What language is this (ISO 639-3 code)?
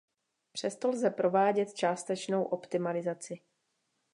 ces